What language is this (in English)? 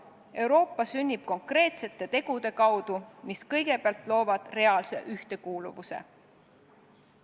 Estonian